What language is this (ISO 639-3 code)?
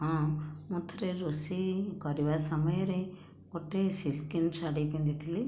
ori